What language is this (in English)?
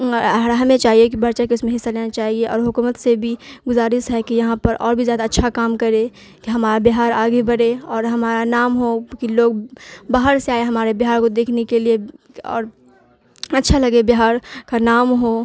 Urdu